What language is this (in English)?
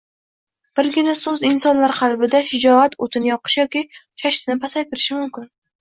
Uzbek